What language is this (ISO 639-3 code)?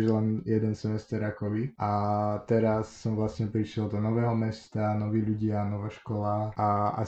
slk